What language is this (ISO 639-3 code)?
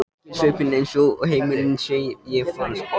isl